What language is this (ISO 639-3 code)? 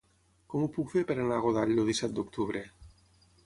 cat